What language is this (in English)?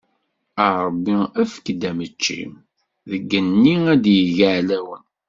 Kabyle